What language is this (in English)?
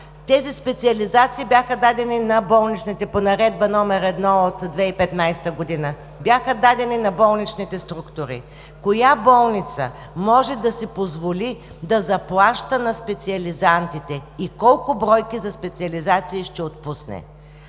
Bulgarian